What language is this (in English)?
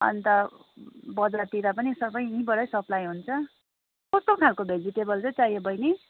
Nepali